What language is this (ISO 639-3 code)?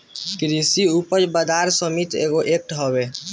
bho